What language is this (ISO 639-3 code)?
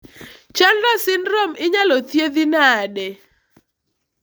luo